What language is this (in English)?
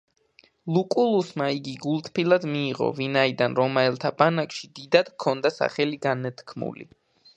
Georgian